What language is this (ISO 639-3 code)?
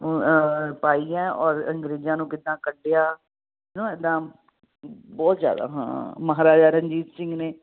pan